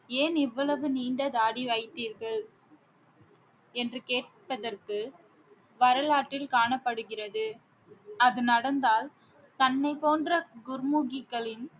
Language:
Tamil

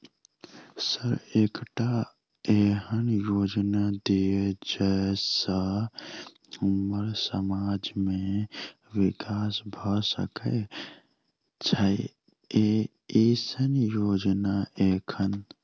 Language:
Maithili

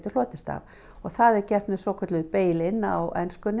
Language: Icelandic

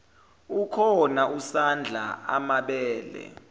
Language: Zulu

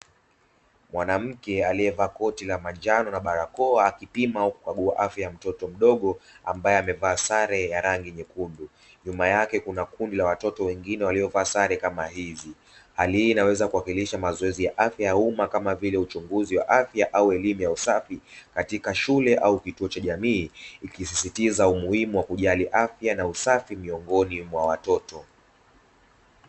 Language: Swahili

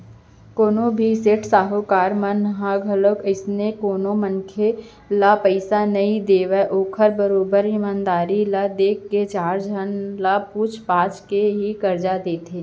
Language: Chhattisgarhi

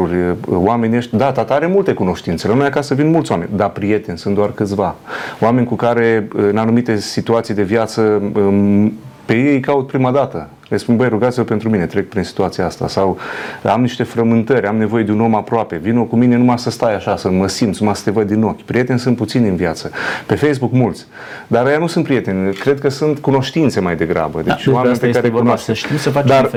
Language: Romanian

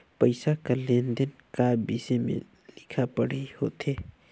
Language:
Chhattisgarhi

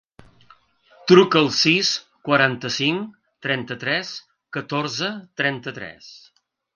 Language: Catalan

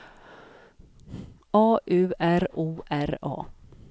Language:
Swedish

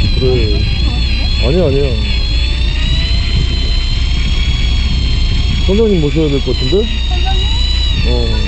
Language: Korean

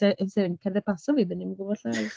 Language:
Welsh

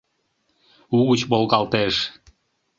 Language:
Mari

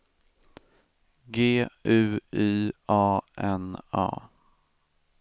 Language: Swedish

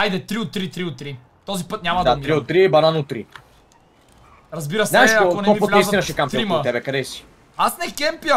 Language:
Bulgarian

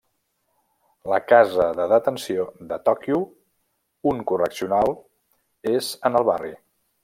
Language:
Catalan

